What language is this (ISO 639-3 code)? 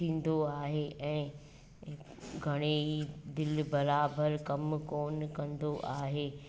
snd